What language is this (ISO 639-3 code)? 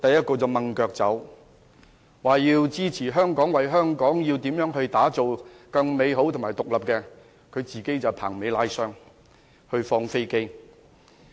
yue